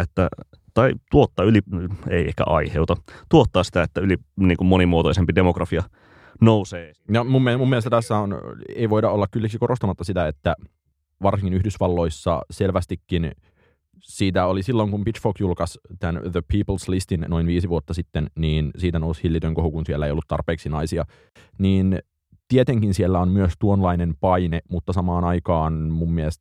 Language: Finnish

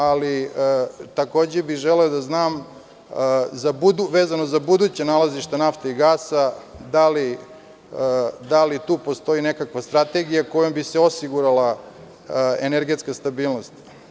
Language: Serbian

